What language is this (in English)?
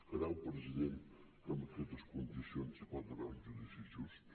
Catalan